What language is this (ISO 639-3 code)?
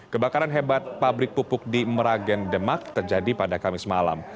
ind